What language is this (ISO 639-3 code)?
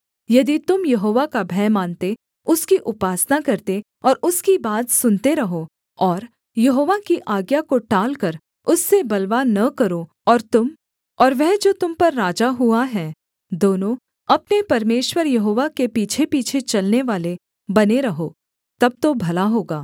hin